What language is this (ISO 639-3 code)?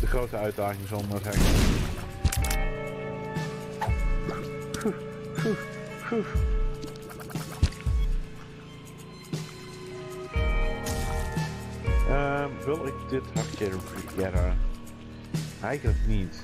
nld